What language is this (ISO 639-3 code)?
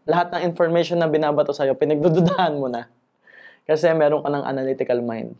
fil